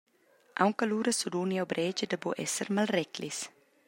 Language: Romansh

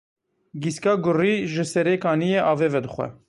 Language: Kurdish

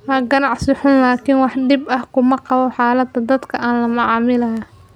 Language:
Somali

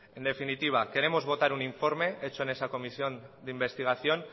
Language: Spanish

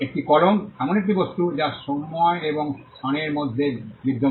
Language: Bangla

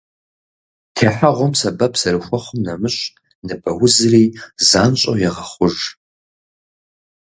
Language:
Kabardian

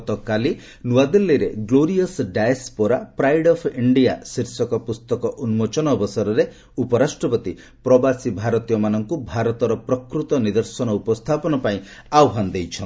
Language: Odia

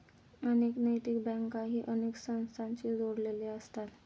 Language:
Marathi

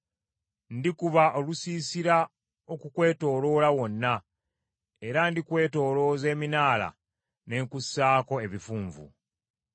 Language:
Ganda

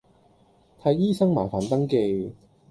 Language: Cantonese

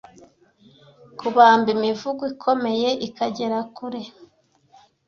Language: Kinyarwanda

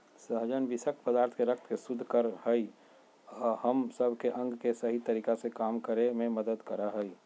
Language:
Magahi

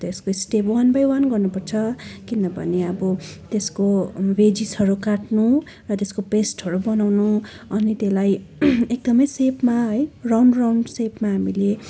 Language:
Nepali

